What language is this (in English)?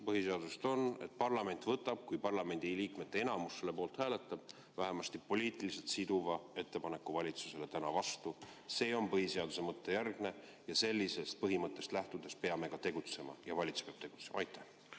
Estonian